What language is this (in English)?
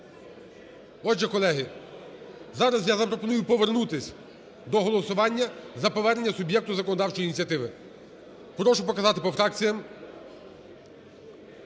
Ukrainian